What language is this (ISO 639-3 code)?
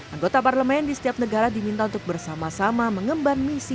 ind